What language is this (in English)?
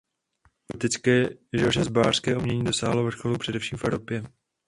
Czech